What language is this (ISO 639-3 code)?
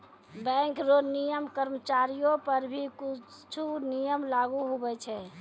mai